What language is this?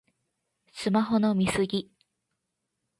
Japanese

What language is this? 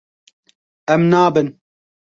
Kurdish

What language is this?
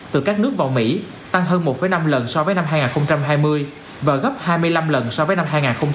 Vietnamese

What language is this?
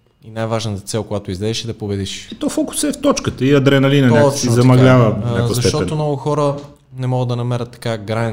Bulgarian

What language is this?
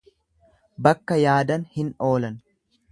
Oromo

